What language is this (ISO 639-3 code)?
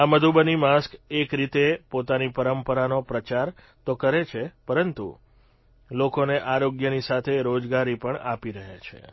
guj